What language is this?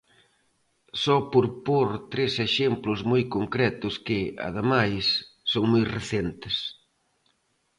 Galician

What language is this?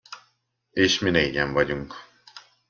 Hungarian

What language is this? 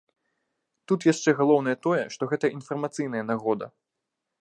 Belarusian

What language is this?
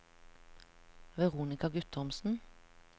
Norwegian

